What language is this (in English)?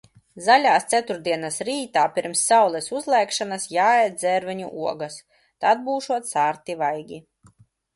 Latvian